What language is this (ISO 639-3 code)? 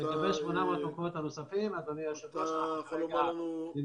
heb